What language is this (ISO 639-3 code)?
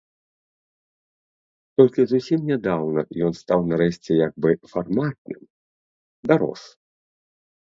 bel